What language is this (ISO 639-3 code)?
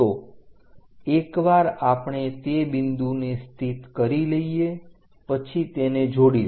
guj